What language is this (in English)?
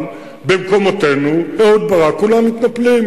Hebrew